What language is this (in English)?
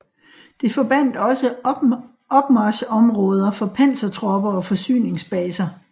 Danish